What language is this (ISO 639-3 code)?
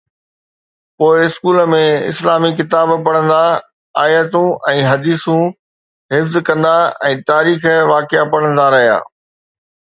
snd